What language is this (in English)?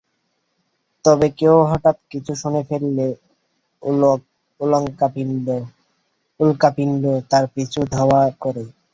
Bangla